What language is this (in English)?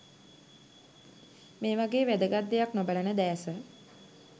Sinhala